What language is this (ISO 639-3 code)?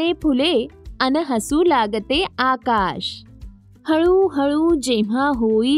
mar